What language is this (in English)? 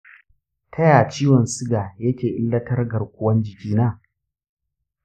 Hausa